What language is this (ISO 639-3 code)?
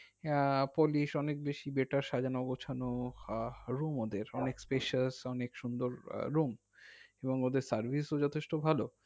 ben